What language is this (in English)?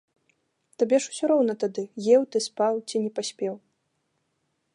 Belarusian